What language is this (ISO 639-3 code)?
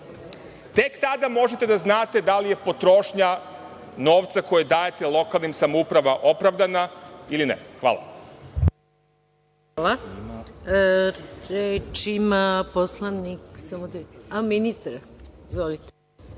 srp